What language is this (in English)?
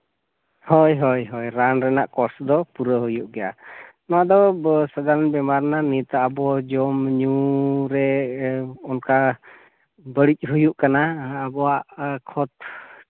Santali